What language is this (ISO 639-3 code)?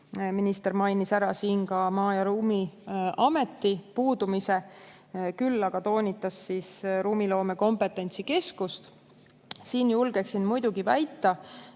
est